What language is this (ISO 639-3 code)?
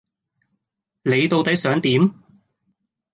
yue